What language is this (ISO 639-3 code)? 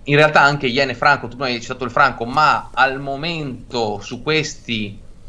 ita